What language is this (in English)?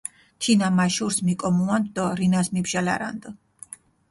Mingrelian